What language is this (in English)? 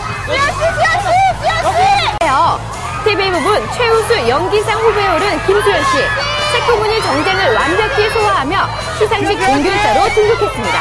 Korean